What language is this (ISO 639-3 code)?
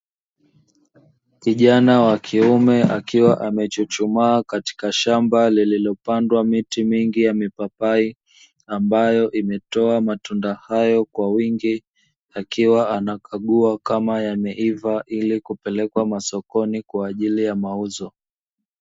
swa